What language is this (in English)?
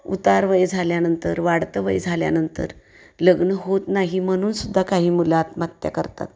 Marathi